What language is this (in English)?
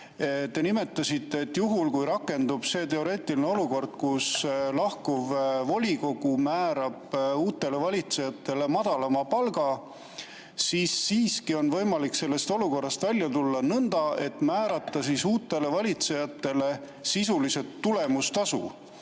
Estonian